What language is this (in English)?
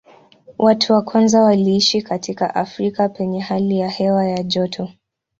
Swahili